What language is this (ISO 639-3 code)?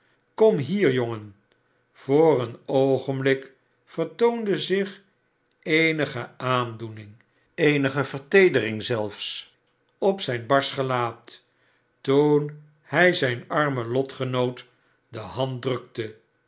nld